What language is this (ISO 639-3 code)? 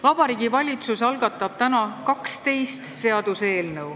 est